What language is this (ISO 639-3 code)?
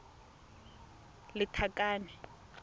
tsn